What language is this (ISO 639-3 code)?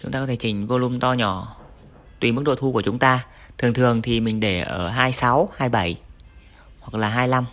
vie